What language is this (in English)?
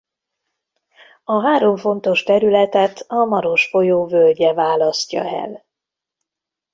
Hungarian